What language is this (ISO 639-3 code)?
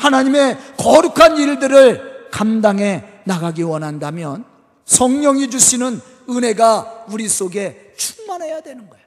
kor